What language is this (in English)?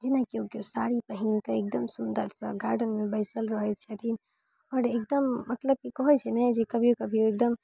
Maithili